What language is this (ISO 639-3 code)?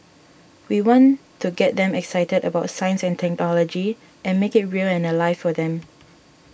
eng